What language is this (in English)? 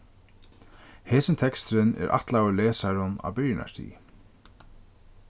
Faroese